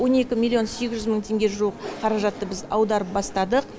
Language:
Kazakh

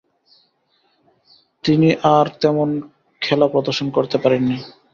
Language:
Bangla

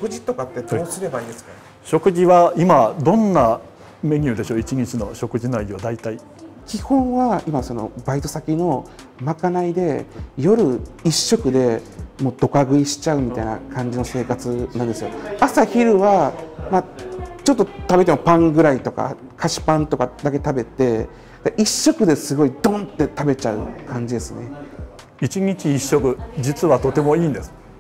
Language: Japanese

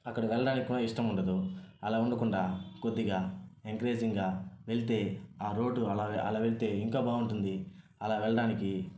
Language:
Telugu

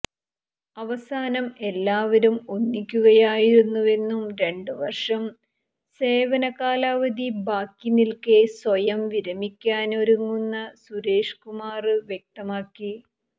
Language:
Malayalam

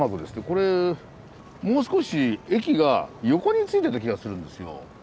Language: Japanese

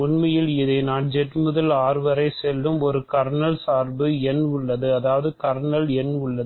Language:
Tamil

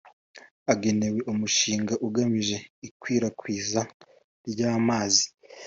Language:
Kinyarwanda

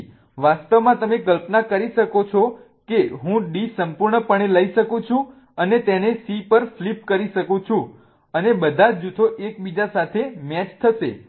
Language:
Gujarati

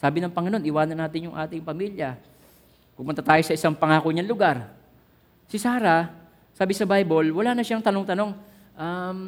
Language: Filipino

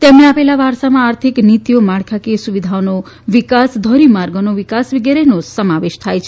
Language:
Gujarati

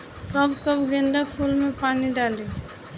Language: Bhojpuri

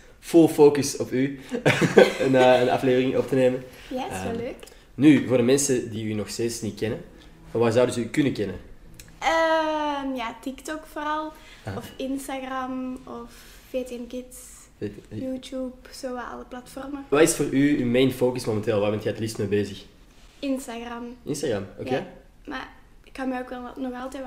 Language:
Dutch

